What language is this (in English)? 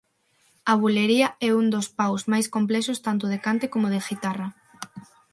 Galician